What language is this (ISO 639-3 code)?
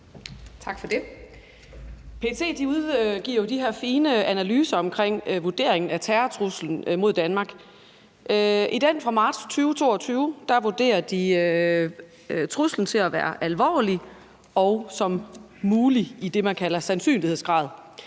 dan